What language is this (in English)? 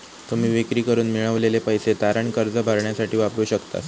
Marathi